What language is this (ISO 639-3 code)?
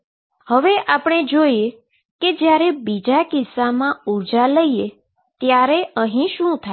guj